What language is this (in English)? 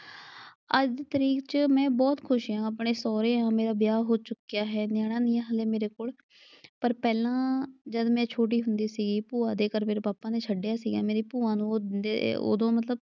Punjabi